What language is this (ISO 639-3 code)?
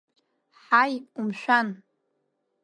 abk